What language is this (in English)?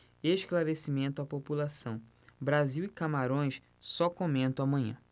Portuguese